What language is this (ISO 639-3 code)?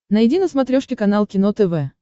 rus